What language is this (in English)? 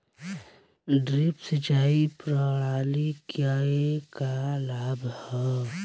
Bhojpuri